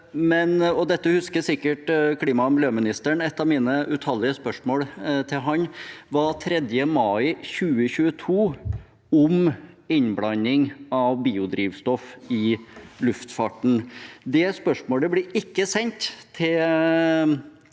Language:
Norwegian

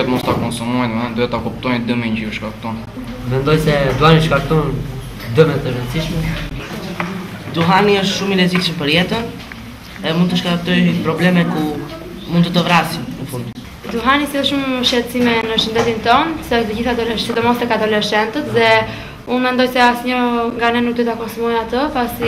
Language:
Greek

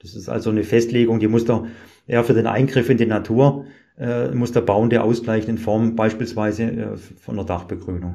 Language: German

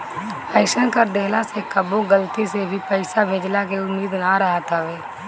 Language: Bhojpuri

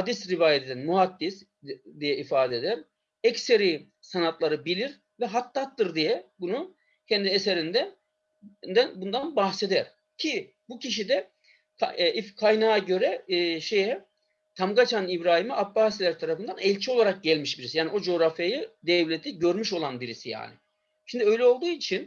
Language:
Turkish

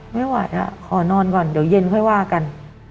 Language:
Thai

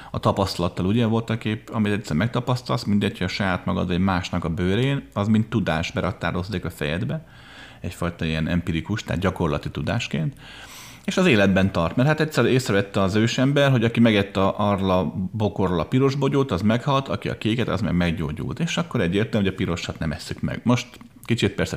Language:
Hungarian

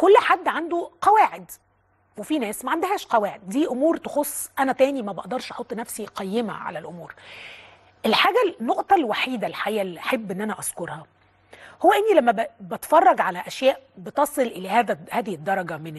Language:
Arabic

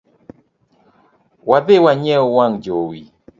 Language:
Luo (Kenya and Tanzania)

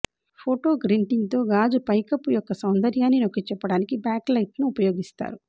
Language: Telugu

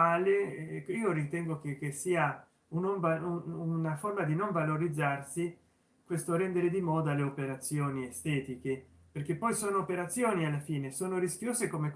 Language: Italian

